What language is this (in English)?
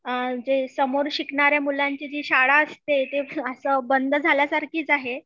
Marathi